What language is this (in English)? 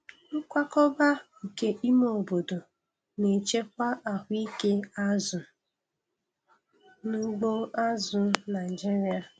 Igbo